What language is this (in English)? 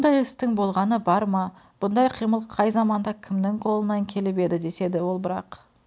Kazakh